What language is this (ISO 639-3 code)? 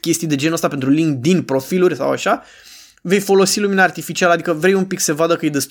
ron